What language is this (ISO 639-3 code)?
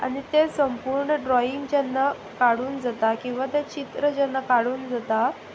kok